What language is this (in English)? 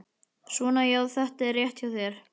Icelandic